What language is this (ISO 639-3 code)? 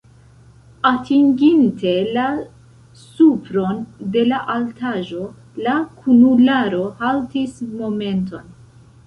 epo